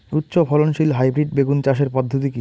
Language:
Bangla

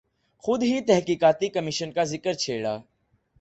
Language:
Urdu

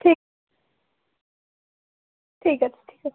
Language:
Bangla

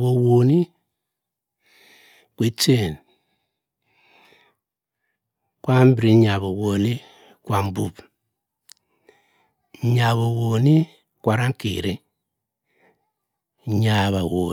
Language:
Cross River Mbembe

